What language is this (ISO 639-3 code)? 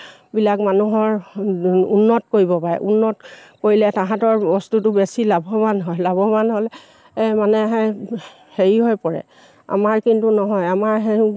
asm